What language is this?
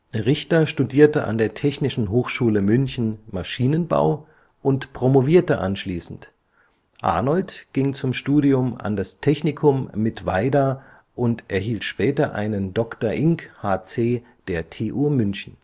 German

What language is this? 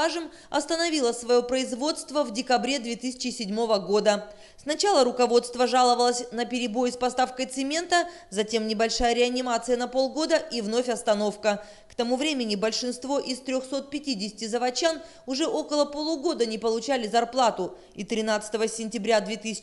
Russian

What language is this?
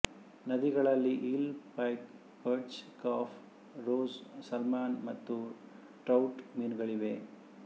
Kannada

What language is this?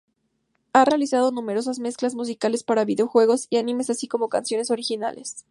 Spanish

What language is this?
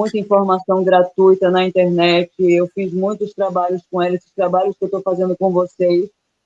Portuguese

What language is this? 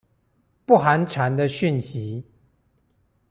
Chinese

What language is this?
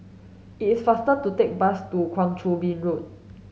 English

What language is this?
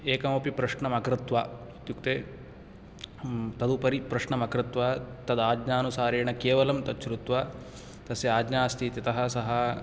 Sanskrit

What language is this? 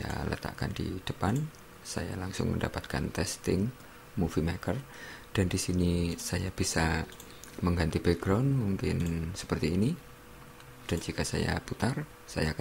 Indonesian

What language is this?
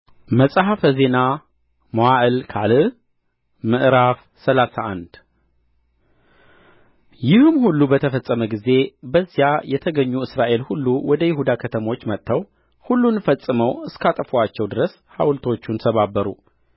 Amharic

